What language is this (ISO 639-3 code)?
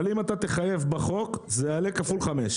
heb